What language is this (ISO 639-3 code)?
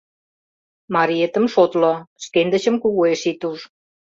chm